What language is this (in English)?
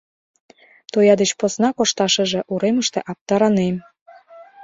Mari